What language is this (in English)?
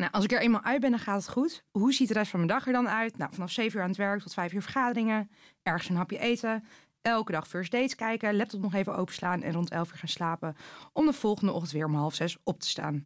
Dutch